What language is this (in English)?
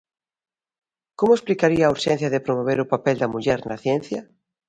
Galician